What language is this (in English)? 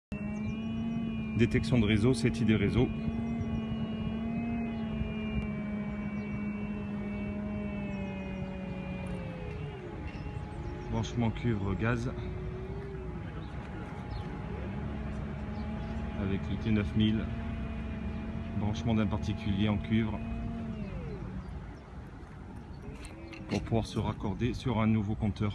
French